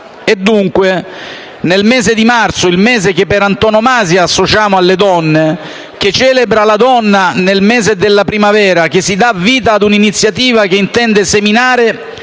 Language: Italian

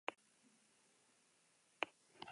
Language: Basque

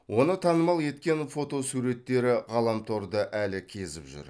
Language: Kazakh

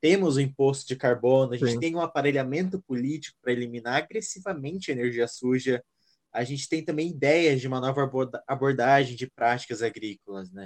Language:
Portuguese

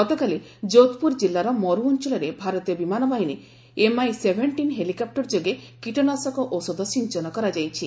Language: Odia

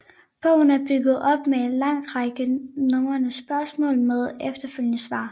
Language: Danish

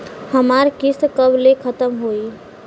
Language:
Bhojpuri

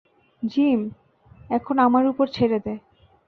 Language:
Bangla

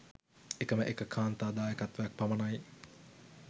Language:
Sinhala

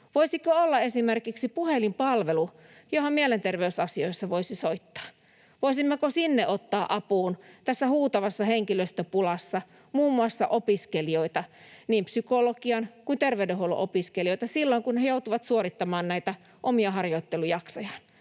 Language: Finnish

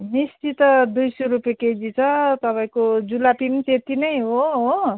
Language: Nepali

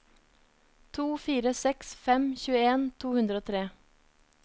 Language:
Norwegian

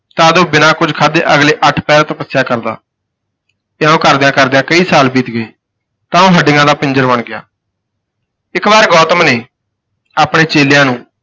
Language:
Punjabi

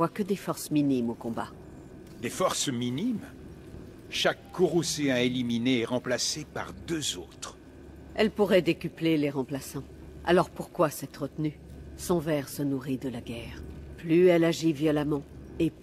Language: French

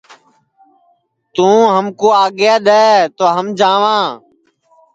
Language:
Sansi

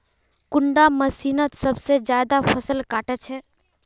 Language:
Magahi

